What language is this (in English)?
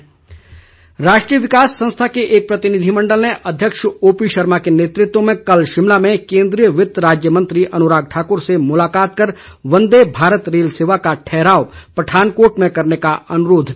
Hindi